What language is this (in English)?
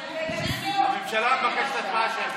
Hebrew